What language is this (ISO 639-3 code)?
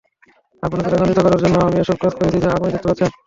ben